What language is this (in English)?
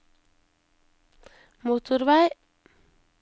Norwegian